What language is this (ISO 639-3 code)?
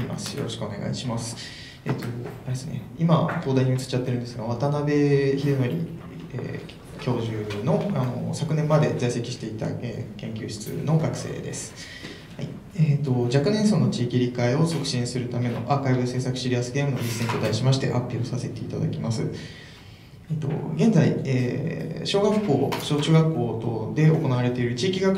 jpn